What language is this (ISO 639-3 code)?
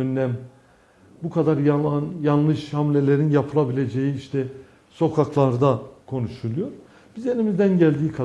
tur